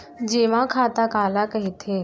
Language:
Chhattisgarhi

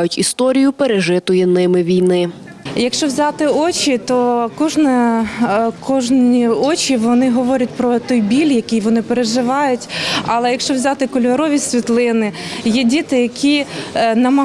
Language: Ukrainian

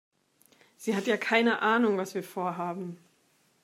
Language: German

